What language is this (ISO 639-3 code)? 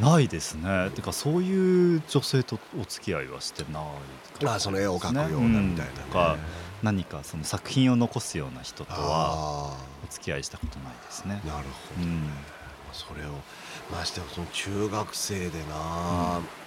jpn